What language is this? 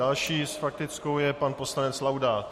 Czech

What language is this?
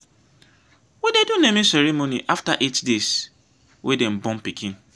Nigerian Pidgin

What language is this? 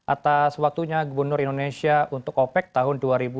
Indonesian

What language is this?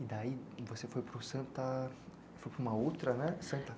Portuguese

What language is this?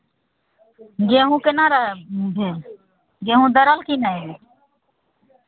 Maithili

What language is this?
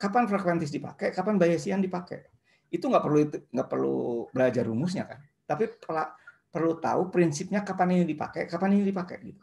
Indonesian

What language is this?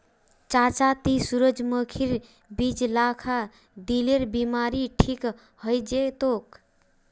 Magahi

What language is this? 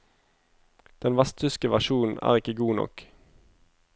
Norwegian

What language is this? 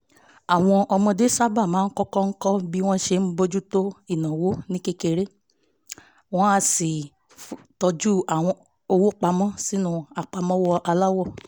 Yoruba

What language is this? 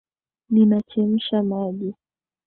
Swahili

